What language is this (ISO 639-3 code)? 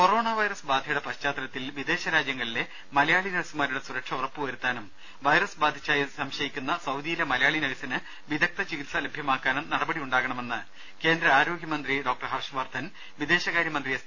mal